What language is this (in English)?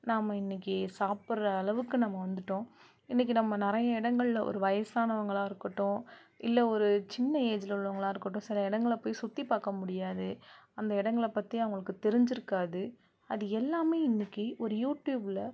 Tamil